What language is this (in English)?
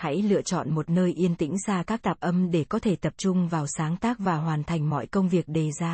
Vietnamese